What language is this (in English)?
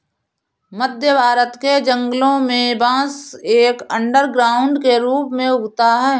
Hindi